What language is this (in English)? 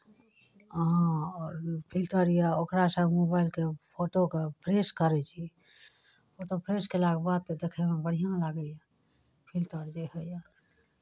Maithili